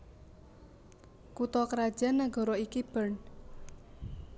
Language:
Javanese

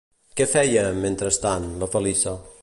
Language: Catalan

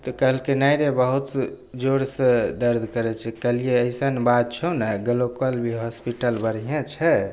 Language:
Maithili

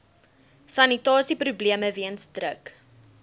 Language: Afrikaans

